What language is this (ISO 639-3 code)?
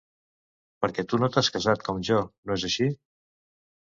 cat